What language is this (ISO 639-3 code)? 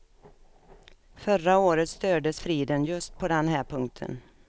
swe